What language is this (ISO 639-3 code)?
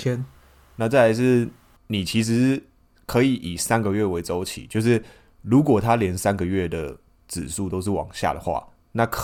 zho